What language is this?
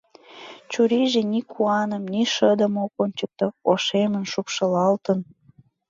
Mari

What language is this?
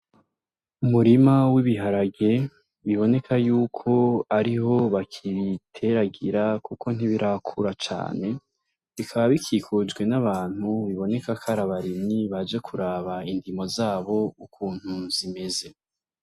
Rundi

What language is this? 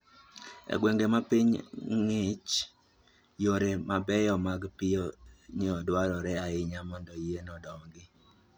Luo (Kenya and Tanzania)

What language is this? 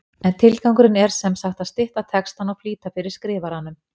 Icelandic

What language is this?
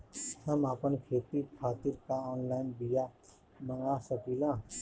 Bhojpuri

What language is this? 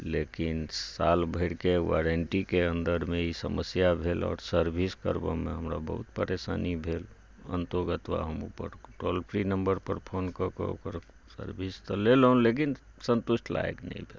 Maithili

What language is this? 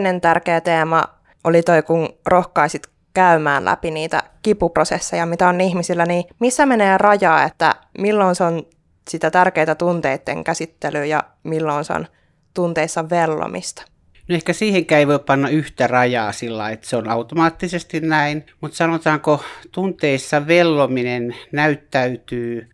Finnish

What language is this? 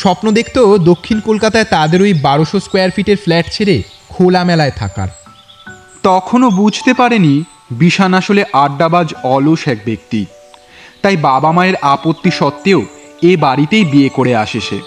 Bangla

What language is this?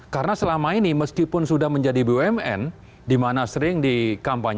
Indonesian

